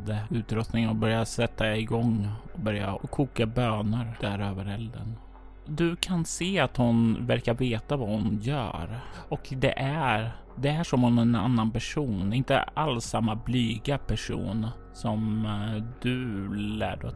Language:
Swedish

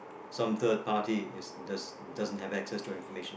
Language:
English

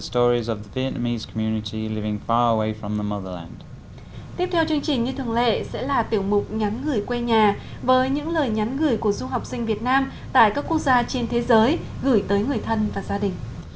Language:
Vietnamese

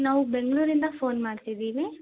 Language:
Kannada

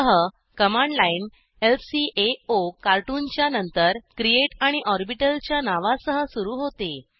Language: Marathi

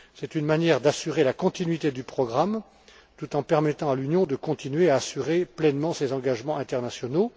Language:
French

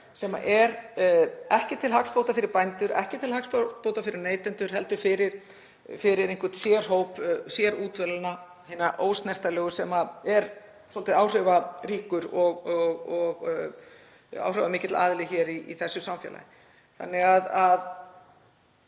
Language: Icelandic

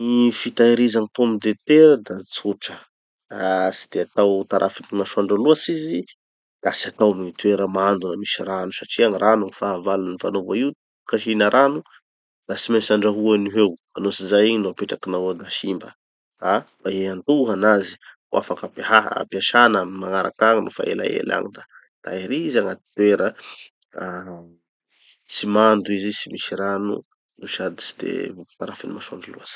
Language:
Tanosy Malagasy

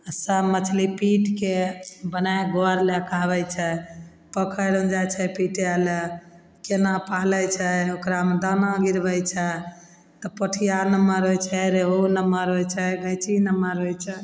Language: Maithili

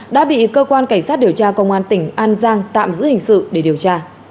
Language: Vietnamese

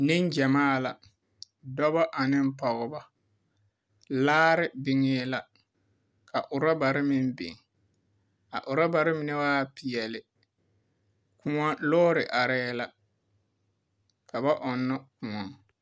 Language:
Southern Dagaare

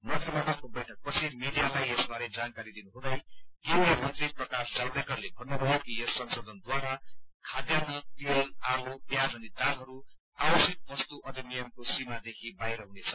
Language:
Nepali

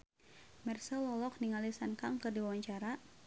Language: Sundanese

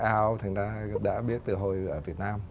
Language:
Vietnamese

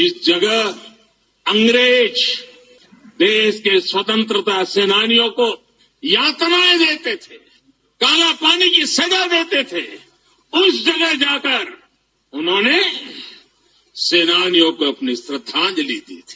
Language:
Hindi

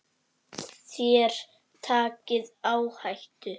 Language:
Icelandic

